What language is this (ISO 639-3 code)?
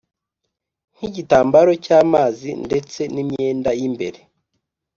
kin